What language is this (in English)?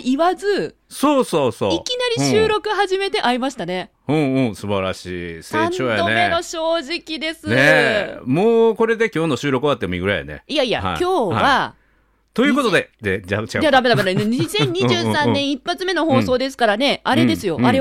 Japanese